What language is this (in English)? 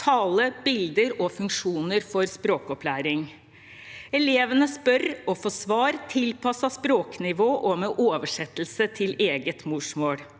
Norwegian